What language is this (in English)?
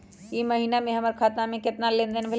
Magahi